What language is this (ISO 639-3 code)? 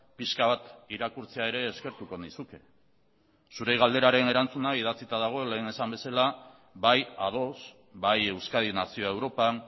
eus